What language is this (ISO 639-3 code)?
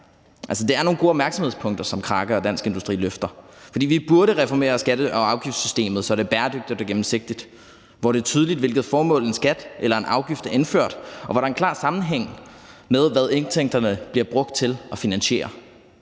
dan